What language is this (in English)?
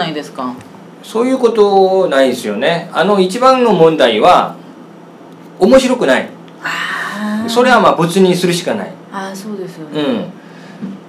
Japanese